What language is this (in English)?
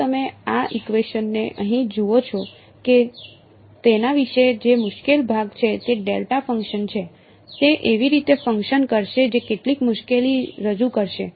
Gujarati